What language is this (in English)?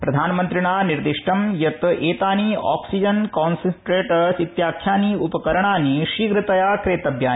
Sanskrit